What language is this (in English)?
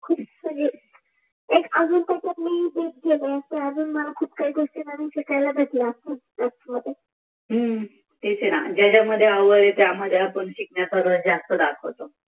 Marathi